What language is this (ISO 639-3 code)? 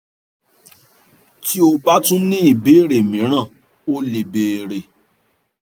yor